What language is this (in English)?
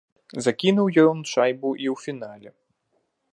Belarusian